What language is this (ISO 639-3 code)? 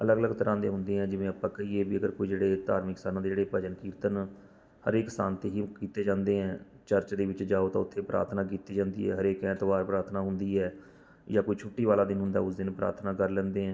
pan